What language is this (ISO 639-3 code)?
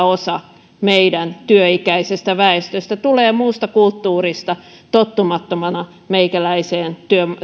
fin